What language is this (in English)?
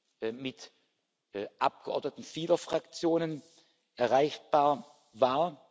German